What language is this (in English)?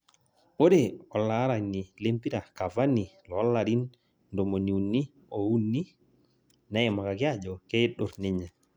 Masai